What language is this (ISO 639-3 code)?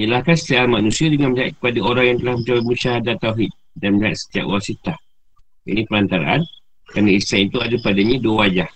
msa